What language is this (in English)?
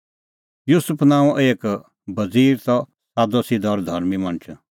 Kullu Pahari